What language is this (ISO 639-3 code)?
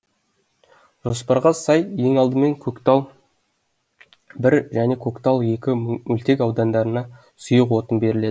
kaz